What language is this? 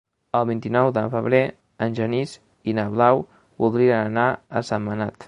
Catalan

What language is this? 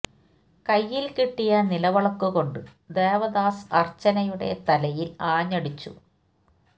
Malayalam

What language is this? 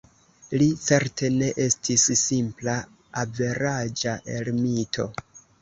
Esperanto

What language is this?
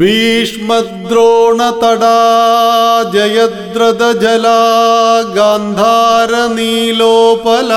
Malayalam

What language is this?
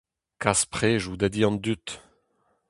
Breton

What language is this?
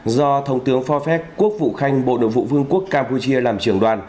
Vietnamese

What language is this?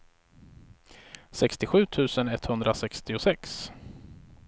Swedish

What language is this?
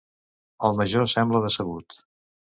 Catalan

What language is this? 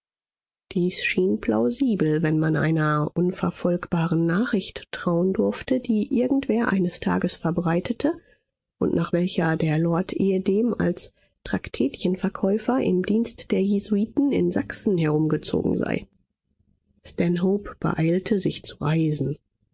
German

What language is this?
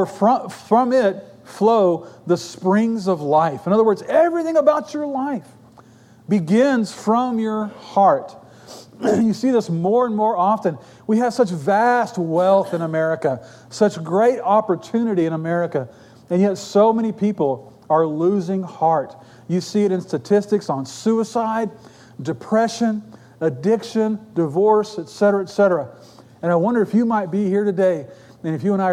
English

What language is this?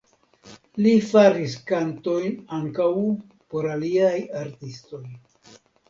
Esperanto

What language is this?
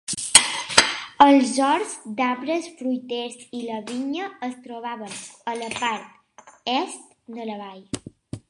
Catalan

